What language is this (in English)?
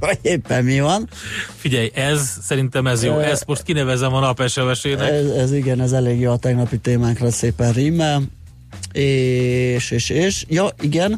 Hungarian